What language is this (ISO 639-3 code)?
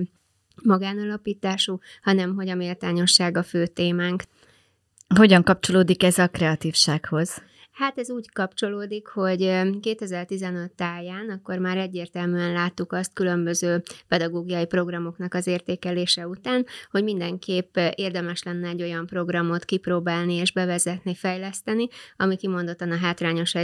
hun